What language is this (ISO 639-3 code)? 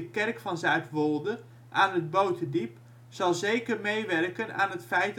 nld